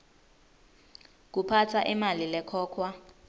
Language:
Swati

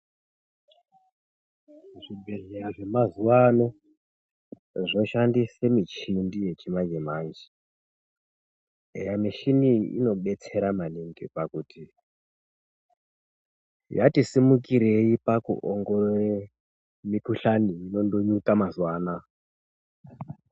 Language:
Ndau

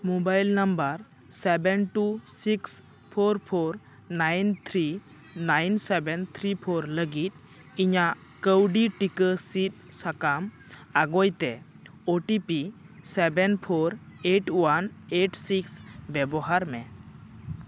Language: Santali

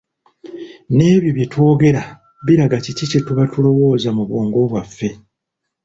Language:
Ganda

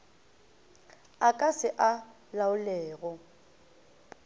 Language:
Northern Sotho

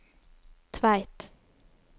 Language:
Norwegian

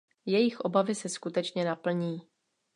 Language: Czech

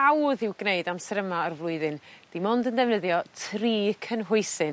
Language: Welsh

